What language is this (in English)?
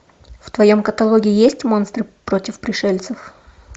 Russian